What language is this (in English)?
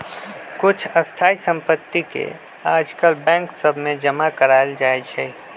Magahi